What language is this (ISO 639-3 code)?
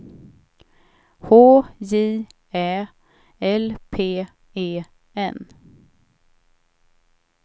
swe